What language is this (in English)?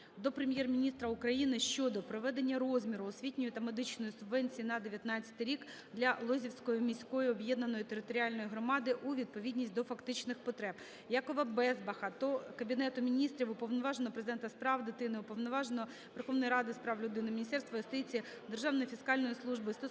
Ukrainian